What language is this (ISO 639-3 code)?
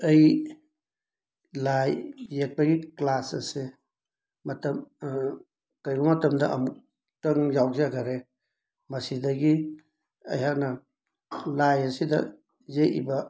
mni